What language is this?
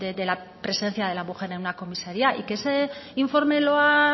Spanish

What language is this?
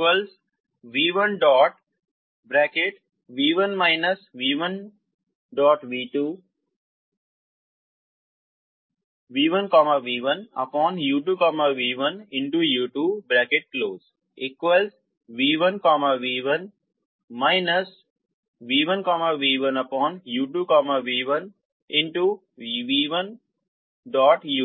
Hindi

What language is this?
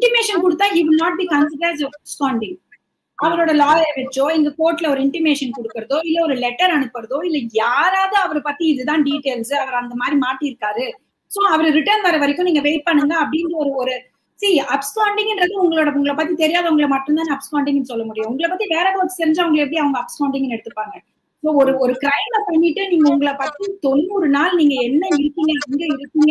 Tamil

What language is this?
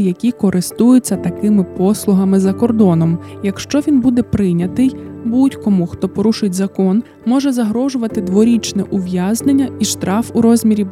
Ukrainian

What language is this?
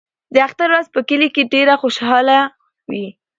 Pashto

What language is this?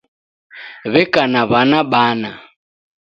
Taita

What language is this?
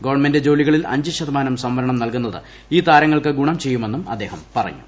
Malayalam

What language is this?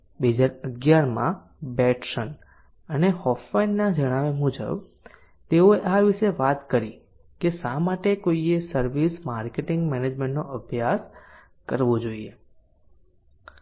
Gujarati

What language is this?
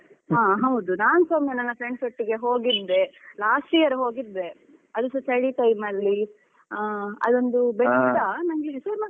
Kannada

